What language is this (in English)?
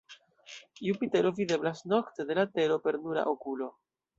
Esperanto